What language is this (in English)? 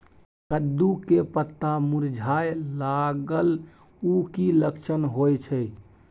Maithili